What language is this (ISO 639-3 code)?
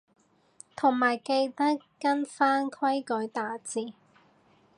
yue